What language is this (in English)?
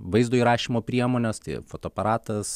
Lithuanian